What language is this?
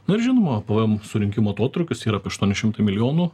Lithuanian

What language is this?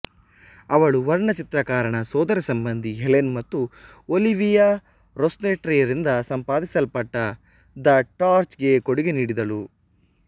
Kannada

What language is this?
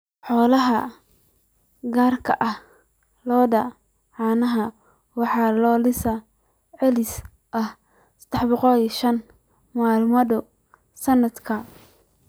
Somali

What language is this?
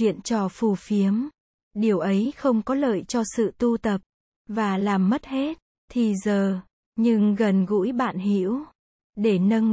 Vietnamese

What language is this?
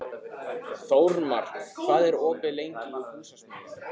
Icelandic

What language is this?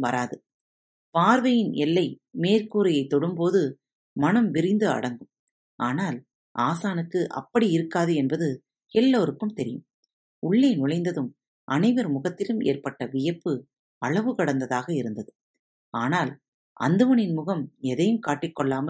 Tamil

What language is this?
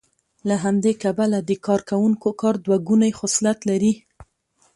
Pashto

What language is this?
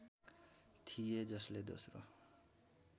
Nepali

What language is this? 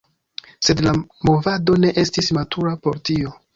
Esperanto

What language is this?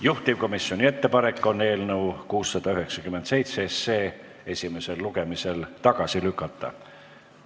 Estonian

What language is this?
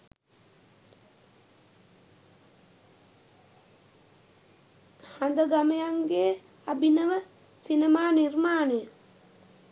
Sinhala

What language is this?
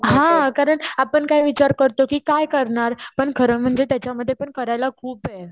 Marathi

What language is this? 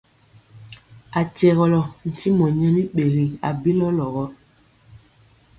Mpiemo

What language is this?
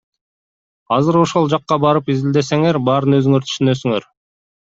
Kyrgyz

